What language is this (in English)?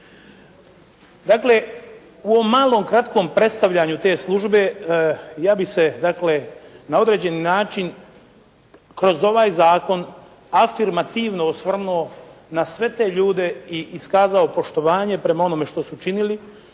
Croatian